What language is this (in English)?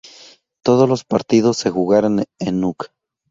Spanish